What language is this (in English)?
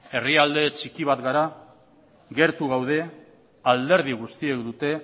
Basque